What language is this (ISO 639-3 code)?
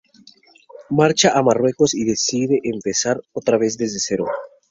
spa